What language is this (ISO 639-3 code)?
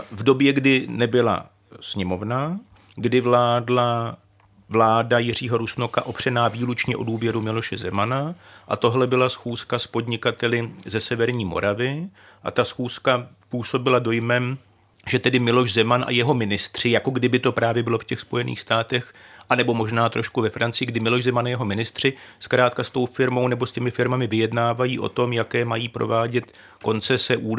ces